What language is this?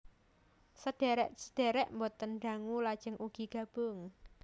Javanese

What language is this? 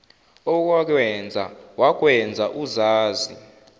Zulu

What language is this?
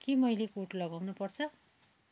Nepali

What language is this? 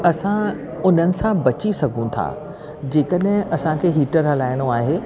Sindhi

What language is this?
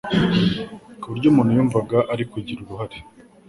Kinyarwanda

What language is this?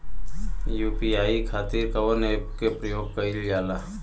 Bhojpuri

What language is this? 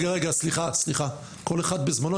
Hebrew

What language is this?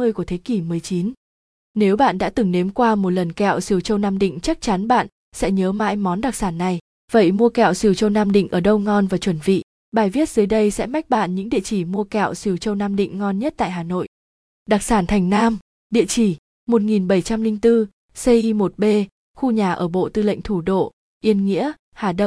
Vietnamese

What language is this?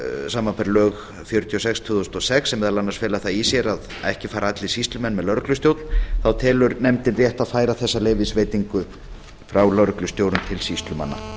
Icelandic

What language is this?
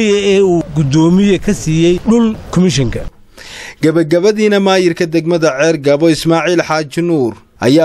Arabic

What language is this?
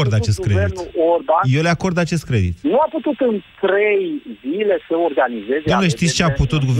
Romanian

